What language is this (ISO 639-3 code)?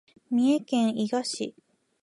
jpn